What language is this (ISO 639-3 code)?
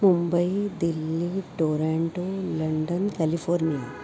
san